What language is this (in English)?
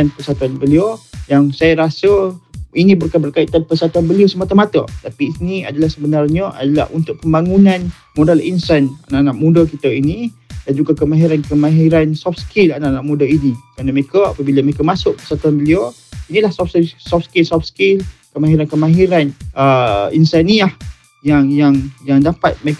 Malay